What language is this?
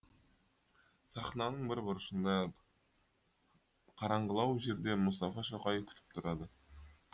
Kazakh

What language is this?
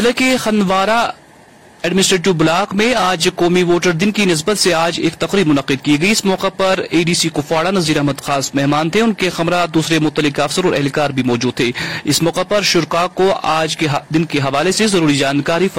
Urdu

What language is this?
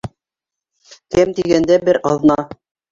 Bashkir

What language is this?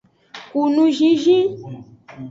Aja (Benin)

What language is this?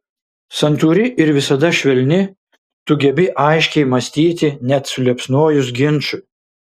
Lithuanian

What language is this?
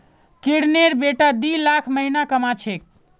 Magahi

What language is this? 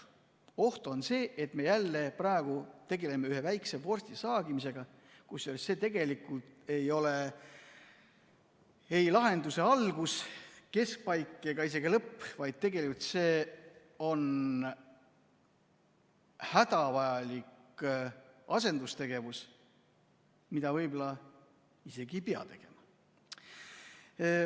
Estonian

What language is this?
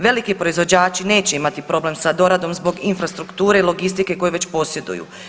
Croatian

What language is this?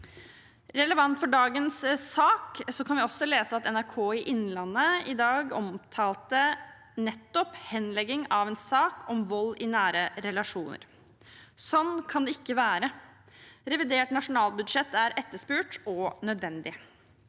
Norwegian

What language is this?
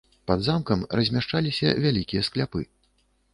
Belarusian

